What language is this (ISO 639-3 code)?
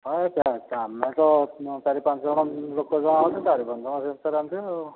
ori